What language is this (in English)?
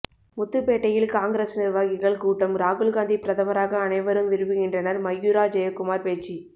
Tamil